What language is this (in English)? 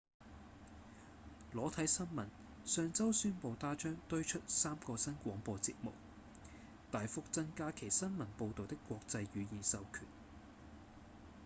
Cantonese